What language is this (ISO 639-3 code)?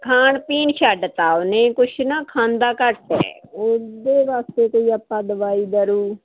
pan